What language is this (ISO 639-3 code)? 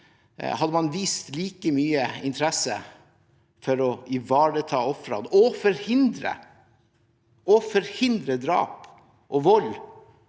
nor